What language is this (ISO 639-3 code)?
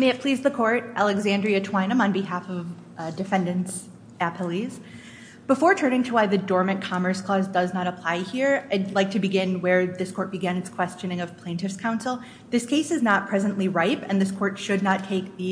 eng